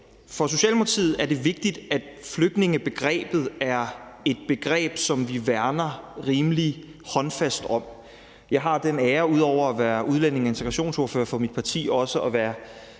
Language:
Danish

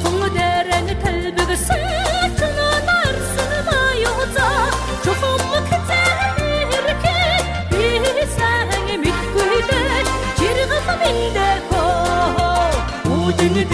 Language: Turkish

